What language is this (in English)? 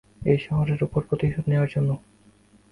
Bangla